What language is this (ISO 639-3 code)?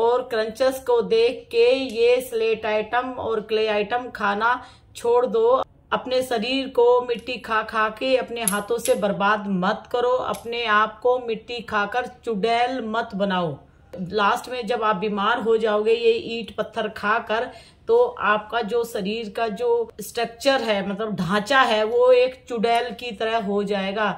hin